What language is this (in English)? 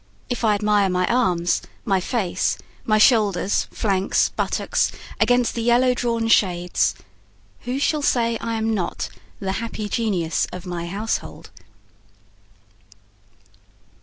English